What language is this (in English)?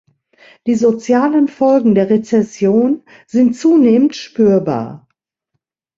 German